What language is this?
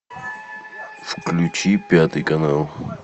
Russian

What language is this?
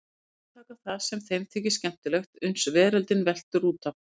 Icelandic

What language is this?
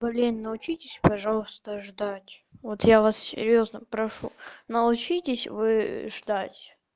Russian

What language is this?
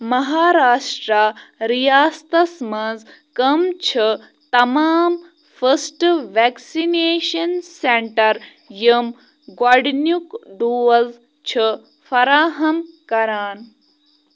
Kashmiri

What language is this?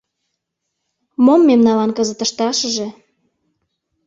Mari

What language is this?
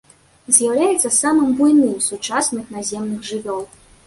Belarusian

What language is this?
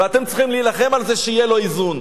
Hebrew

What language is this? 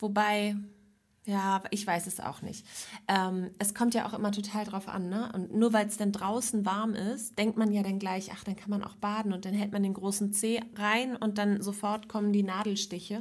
German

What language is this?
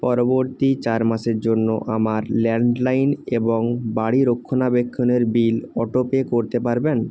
Bangla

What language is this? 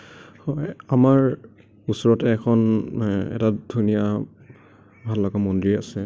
Assamese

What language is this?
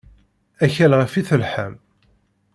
Kabyle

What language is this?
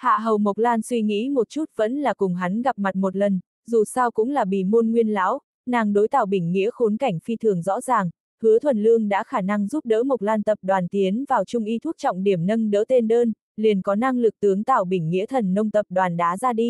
Vietnamese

